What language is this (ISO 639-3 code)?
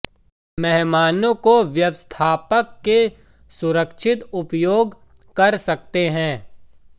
hin